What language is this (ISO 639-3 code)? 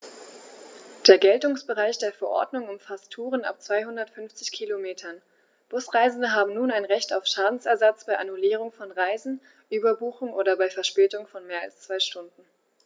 deu